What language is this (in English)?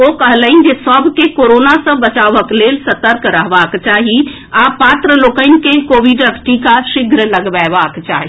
Maithili